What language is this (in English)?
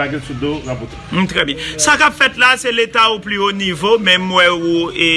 French